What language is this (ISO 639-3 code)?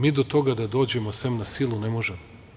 srp